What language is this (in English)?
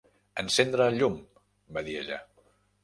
Catalan